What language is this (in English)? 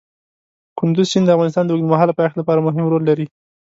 Pashto